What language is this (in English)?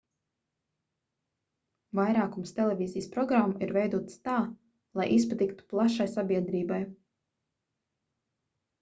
Latvian